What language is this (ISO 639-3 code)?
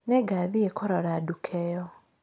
kik